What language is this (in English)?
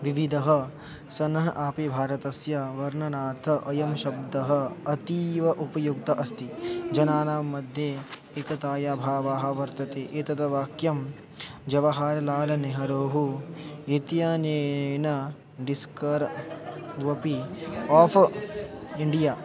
Sanskrit